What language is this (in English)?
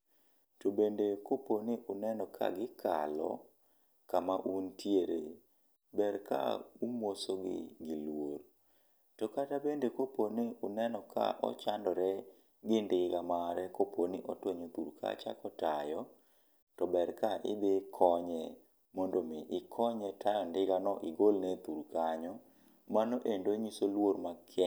Luo (Kenya and Tanzania)